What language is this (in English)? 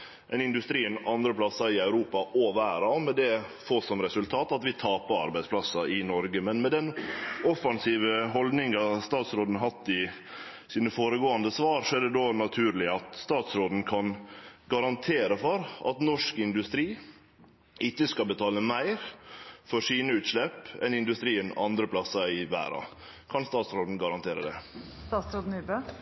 Norwegian Nynorsk